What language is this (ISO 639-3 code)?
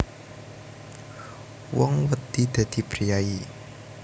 jav